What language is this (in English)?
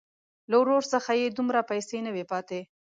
Pashto